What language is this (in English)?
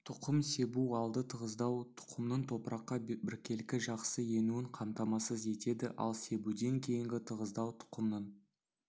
Kazakh